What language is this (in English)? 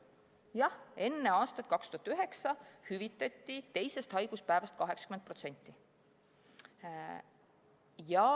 Estonian